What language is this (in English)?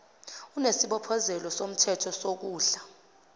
Zulu